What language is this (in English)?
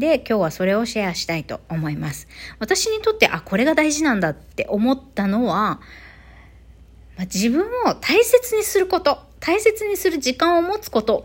Japanese